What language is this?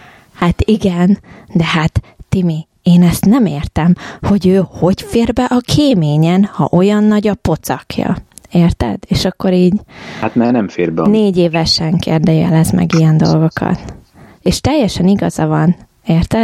Hungarian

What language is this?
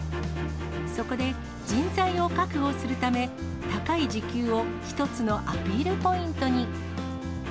Japanese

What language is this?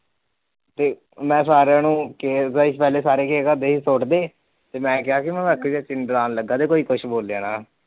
Punjabi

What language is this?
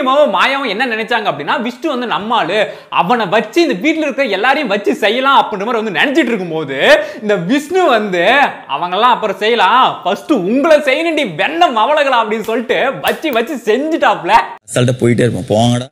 English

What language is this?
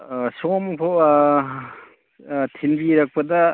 Manipuri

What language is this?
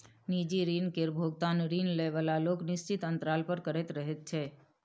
Maithili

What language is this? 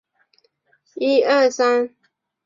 Chinese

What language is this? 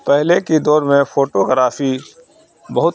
Urdu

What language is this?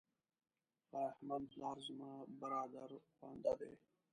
Pashto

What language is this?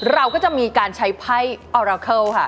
Thai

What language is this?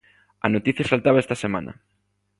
Galician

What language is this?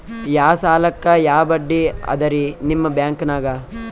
Kannada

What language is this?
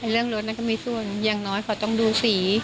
Thai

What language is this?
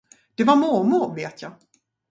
Swedish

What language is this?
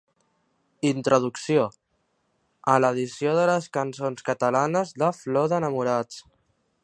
Catalan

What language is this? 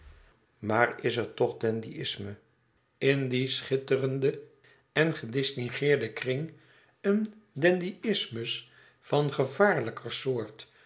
Dutch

